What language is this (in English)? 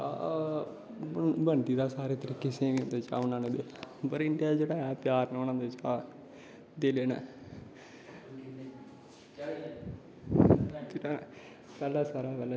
Dogri